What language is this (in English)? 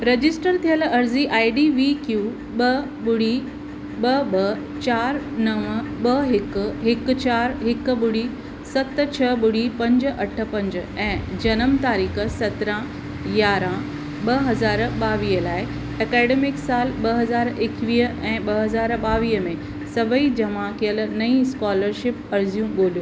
Sindhi